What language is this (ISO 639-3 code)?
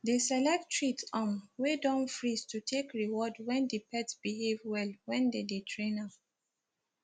pcm